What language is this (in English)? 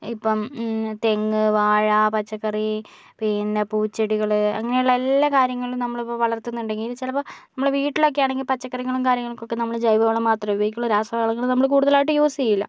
Malayalam